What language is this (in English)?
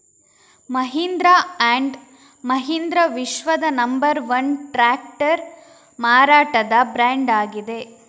Kannada